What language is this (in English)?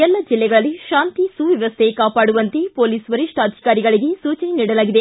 Kannada